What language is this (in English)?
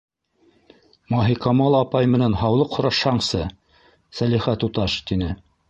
Bashkir